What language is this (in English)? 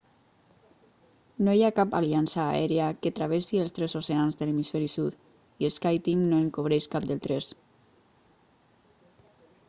Catalan